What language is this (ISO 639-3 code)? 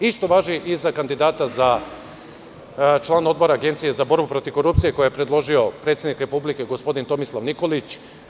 srp